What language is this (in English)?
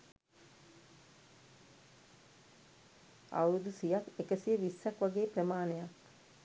Sinhala